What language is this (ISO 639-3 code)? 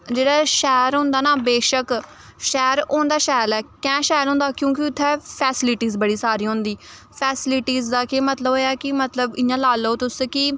doi